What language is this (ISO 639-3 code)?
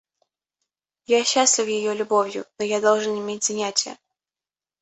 rus